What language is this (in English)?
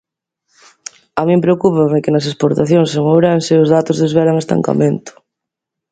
Galician